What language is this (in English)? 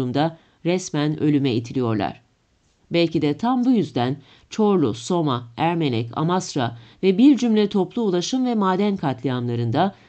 Turkish